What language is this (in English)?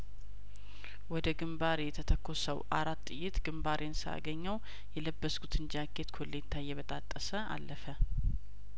Amharic